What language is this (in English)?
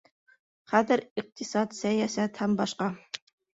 Bashkir